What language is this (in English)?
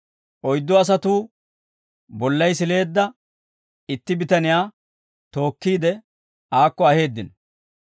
Dawro